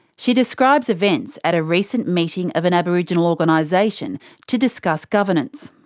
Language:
English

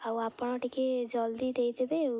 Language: Odia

